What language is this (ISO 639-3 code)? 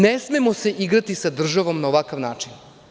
srp